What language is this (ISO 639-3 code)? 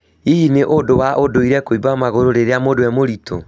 kik